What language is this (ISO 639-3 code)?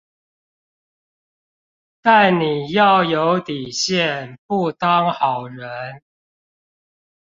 zho